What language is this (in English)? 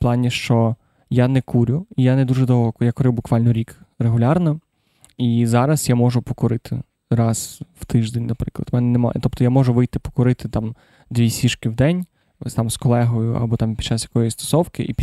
Ukrainian